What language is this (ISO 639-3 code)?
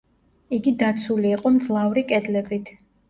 kat